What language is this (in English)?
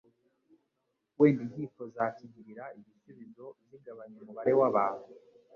Kinyarwanda